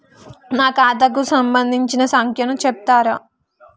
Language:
Telugu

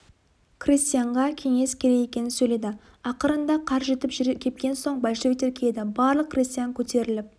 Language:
Kazakh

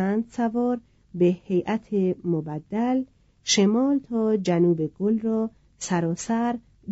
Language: Persian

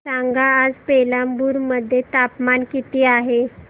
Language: Marathi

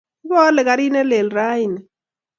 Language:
Kalenjin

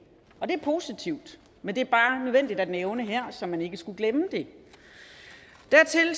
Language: Danish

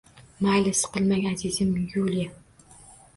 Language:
Uzbek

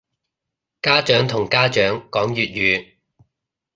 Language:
Cantonese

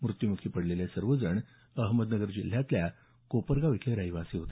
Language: Marathi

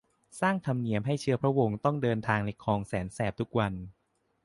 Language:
Thai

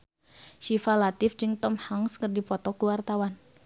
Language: Sundanese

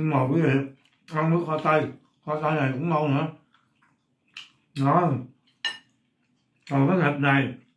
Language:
Vietnamese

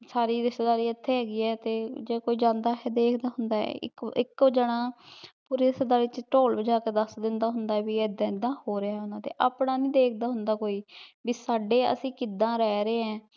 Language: Punjabi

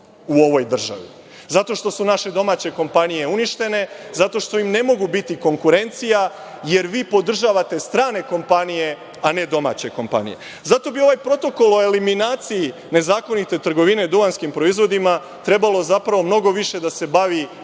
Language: Serbian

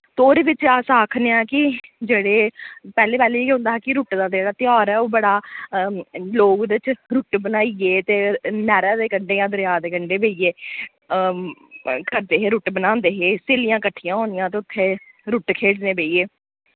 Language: Dogri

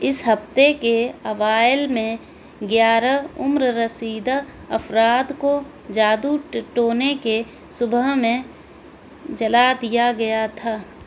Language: Urdu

